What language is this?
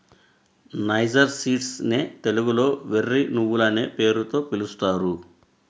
Telugu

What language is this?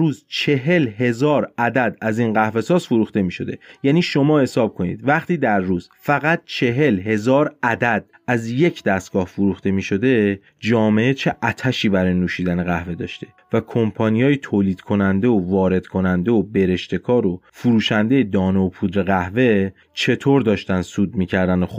Persian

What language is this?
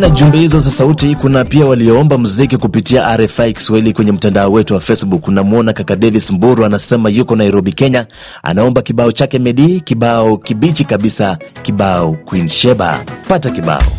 Swahili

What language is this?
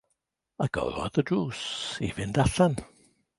Welsh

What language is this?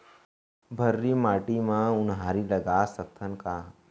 Chhattisgarhi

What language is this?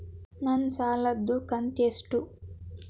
Kannada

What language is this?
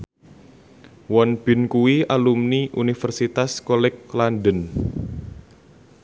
Javanese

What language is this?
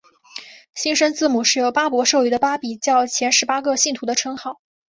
Chinese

